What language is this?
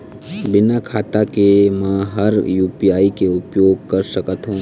Chhattisgarhi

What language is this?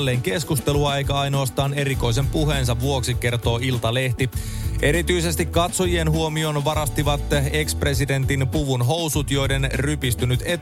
Finnish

